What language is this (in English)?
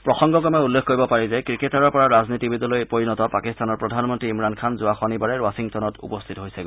Assamese